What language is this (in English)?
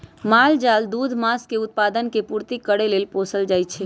Magahi